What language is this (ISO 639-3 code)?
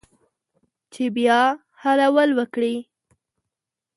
pus